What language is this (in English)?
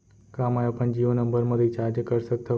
Chhattisgarhi